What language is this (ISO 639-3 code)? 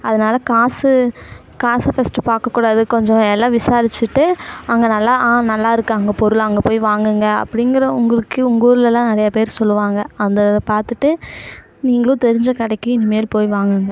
tam